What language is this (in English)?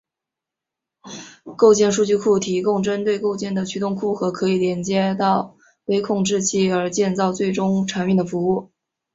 Chinese